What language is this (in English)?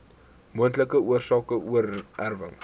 Afrikaans